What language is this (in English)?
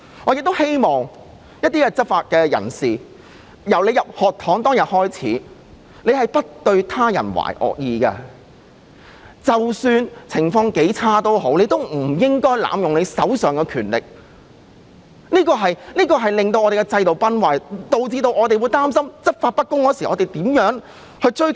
Cantonese